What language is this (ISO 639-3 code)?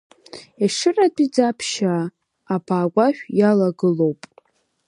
abk